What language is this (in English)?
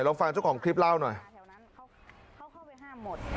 Thai